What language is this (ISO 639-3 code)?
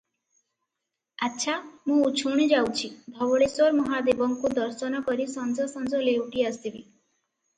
ori